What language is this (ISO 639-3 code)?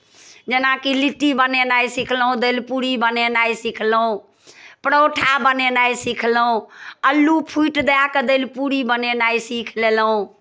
mai